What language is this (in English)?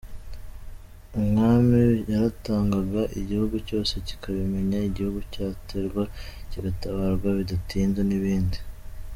Kinyarwanda